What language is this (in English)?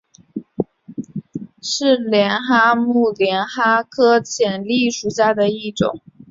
Chinese